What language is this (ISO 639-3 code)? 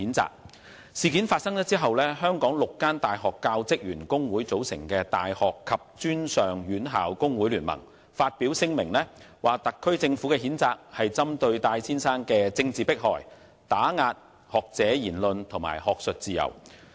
yue